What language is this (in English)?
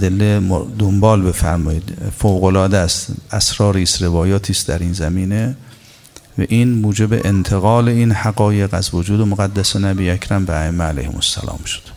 Persian